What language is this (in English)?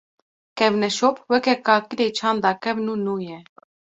Kurdish